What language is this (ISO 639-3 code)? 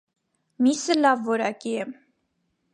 hye